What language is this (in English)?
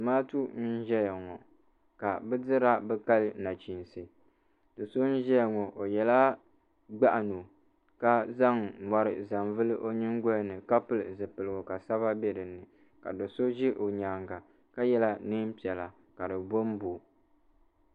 Dagbani